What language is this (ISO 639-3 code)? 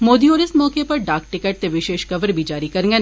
doi